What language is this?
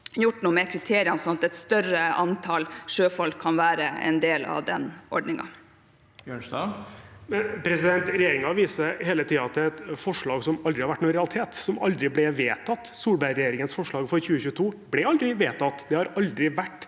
Norwegian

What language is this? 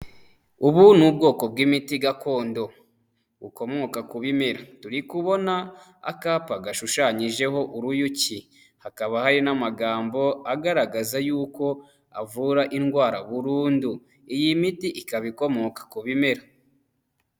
Kinyarwanda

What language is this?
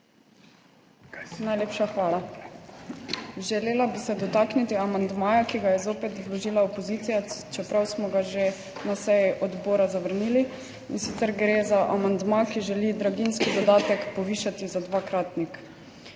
Slovenian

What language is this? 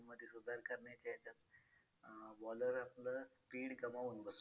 Marathi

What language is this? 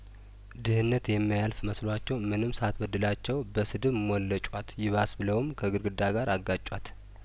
Amharic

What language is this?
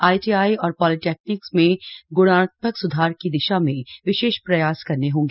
Hindi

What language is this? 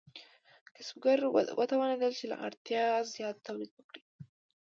Pashto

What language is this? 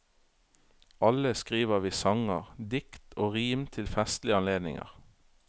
Norwegian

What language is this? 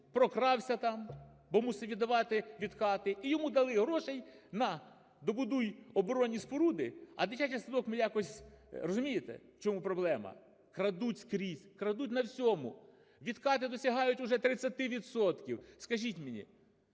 Ukrainian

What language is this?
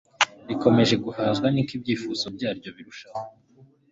Kinyarwanda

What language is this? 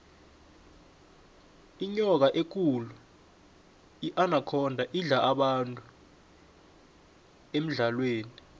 South Ndebele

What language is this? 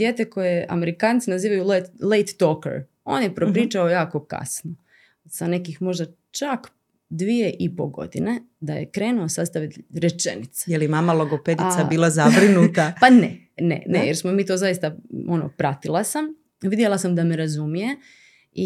Croatian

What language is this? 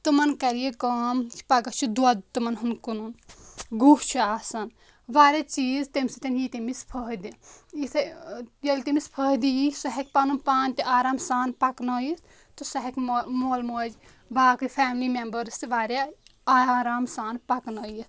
Kashmiri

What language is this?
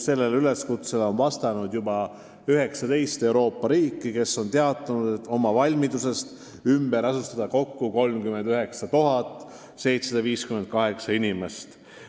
Estonian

